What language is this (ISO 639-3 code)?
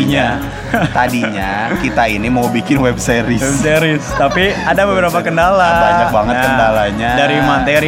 ind